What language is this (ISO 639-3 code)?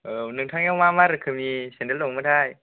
brx